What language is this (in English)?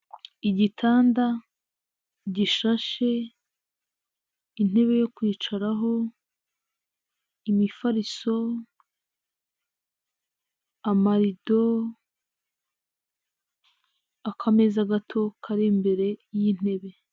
Kinyarwanda